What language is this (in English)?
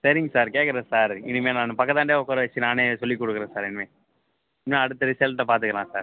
Tamil